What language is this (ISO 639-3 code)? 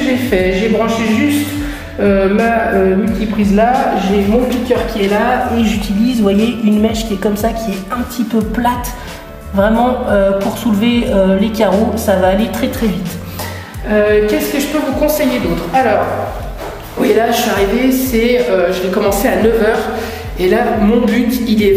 fra